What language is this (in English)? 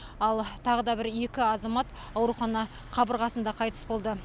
Kazakh